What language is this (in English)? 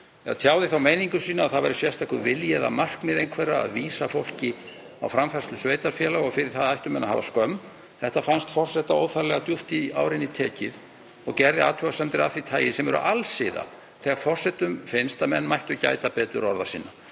Icelandic